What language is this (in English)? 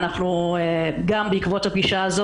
Hebrew